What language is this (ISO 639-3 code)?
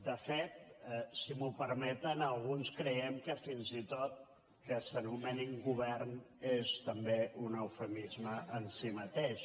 cat